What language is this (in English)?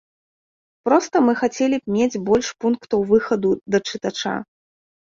Belarusian